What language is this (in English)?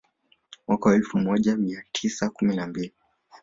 Swahili